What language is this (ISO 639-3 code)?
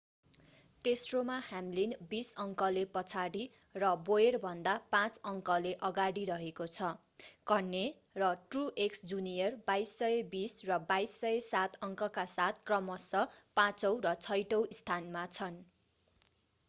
nep